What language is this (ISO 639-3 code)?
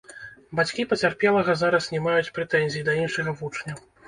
bel